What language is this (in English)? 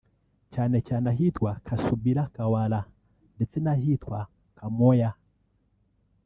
Kinyarwanda